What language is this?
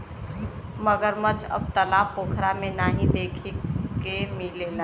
Bhojpuri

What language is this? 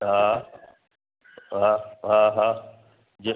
Sindhi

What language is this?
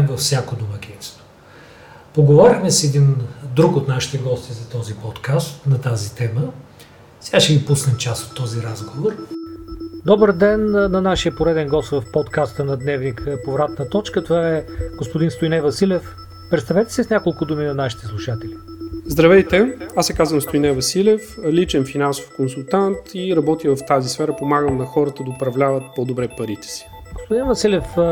Bulgarian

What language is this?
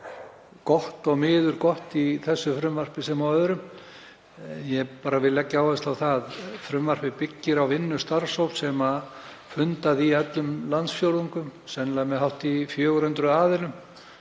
Icelandic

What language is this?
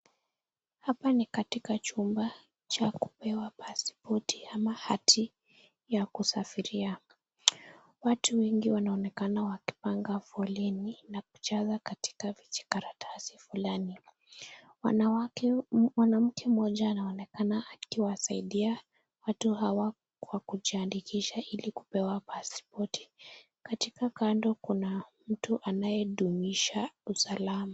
Swahili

